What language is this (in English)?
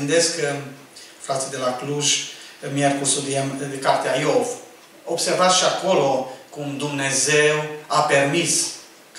Romanian